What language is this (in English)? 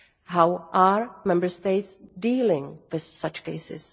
English